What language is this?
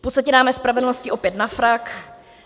Czech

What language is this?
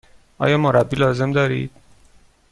Persian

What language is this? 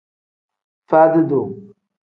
Tem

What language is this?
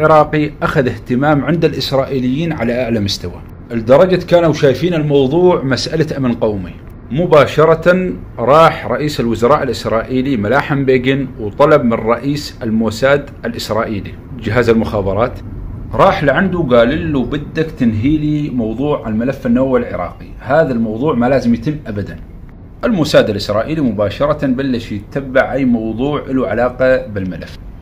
Arabic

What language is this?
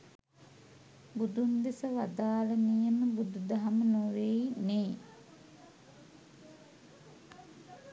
Sinhala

